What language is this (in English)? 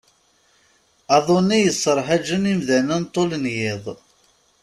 Kabyle